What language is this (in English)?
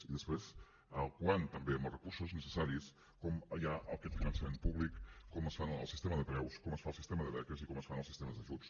Catalan